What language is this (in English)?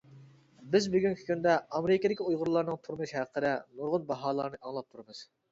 Uyghur